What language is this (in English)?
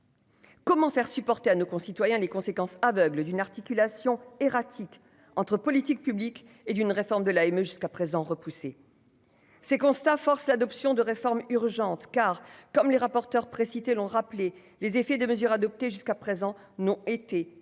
French